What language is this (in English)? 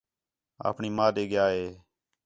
Khetrani